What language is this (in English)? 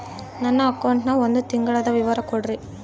Kannada